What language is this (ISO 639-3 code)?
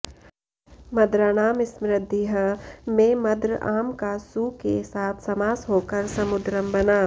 san